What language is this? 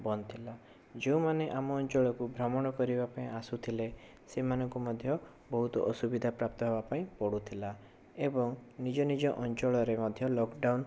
Odia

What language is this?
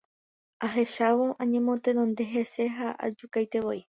Guarani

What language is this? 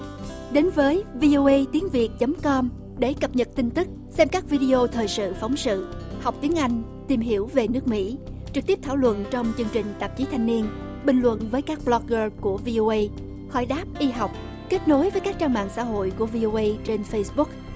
Vietnamese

